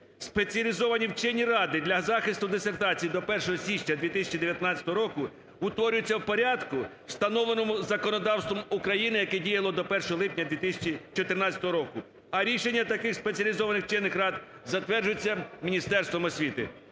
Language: Ukrainian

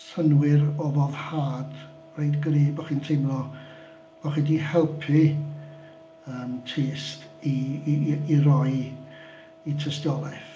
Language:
Welsh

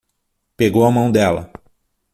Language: Portuguese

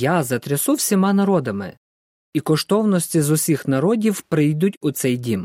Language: Ukrainian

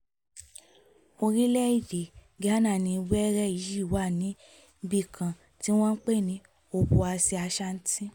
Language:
Yoruba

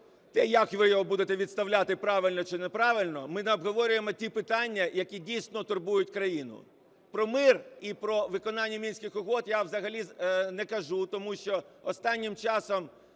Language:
Ukrainian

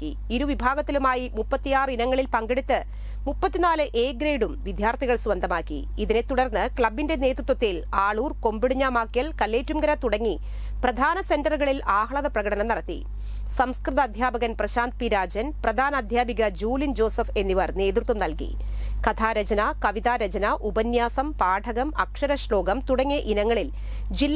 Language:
Hindi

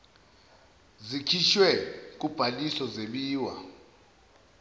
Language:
Zulu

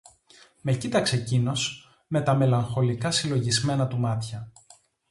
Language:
Greek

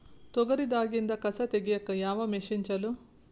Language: Kannada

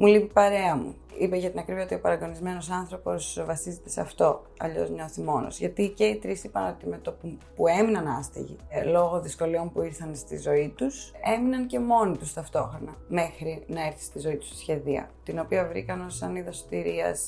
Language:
Greek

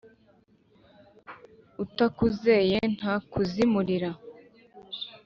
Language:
Kinyarwanda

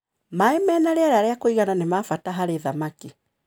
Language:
Kikuyu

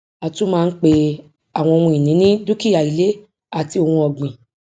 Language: Yoruba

